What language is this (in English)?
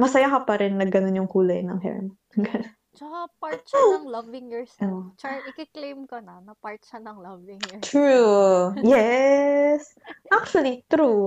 Filipino